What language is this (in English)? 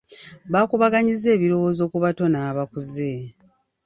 Ganda